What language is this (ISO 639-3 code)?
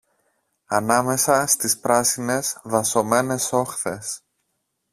ell